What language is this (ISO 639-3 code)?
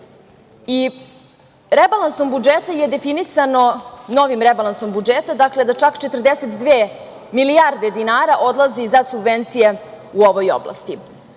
srp